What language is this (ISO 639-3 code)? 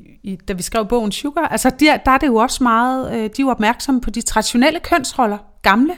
dan